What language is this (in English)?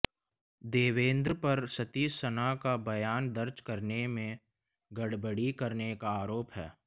Hindi